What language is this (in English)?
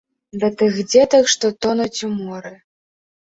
Belarusian